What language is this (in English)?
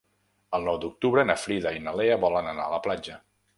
Catalan